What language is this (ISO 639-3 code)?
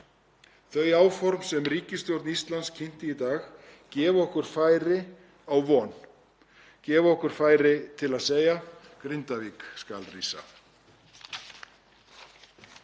isl